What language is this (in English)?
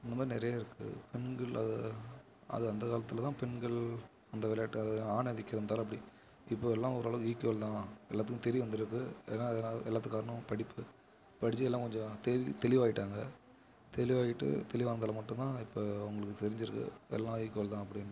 Tamil